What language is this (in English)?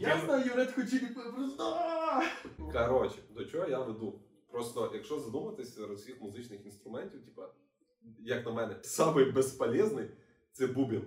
Ukrainian